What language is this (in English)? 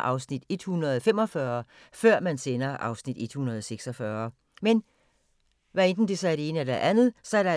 Danish